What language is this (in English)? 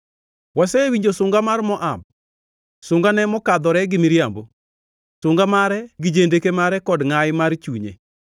Luo (Kenya and Tanzania)